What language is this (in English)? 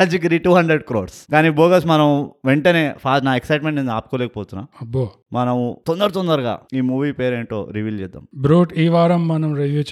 Telugu